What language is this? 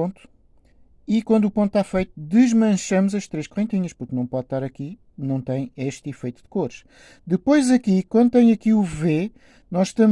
Portuguese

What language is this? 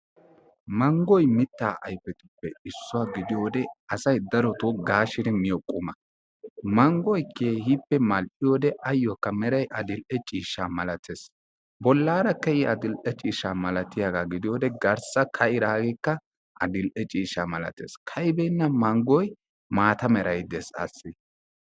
Wolaytta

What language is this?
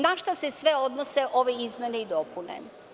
Serbian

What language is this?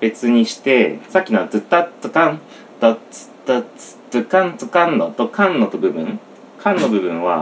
Japanese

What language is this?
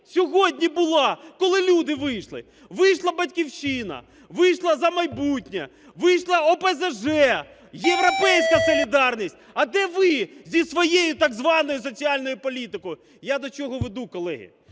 Ukrainian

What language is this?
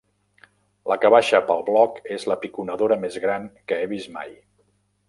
Catalan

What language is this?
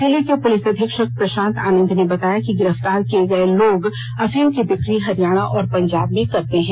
Hindi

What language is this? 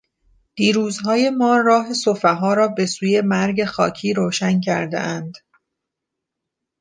Persian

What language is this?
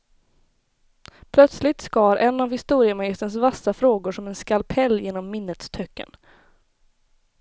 Swedish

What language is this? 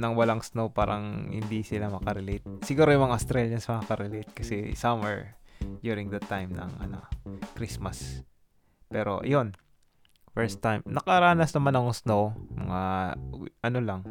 Filipino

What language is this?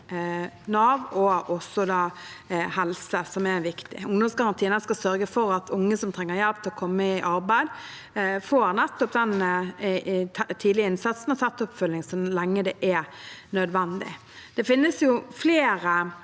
Norwegian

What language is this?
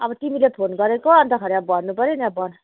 Nepali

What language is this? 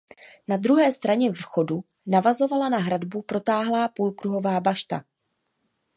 Czech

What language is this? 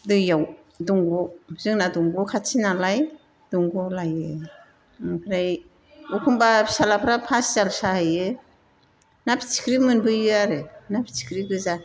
Bodo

